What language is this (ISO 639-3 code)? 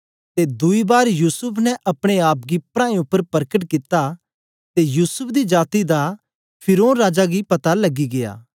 doi